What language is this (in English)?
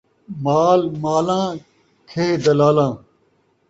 Saraiki